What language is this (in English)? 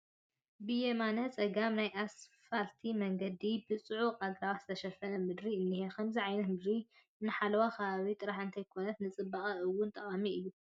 Tigrinya